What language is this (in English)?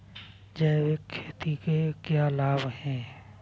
Hindi